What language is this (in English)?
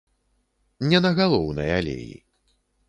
Belarusian